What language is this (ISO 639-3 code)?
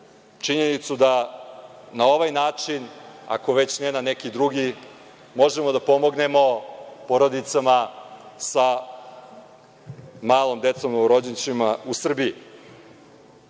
srp